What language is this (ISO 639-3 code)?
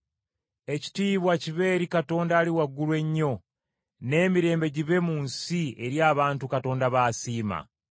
lug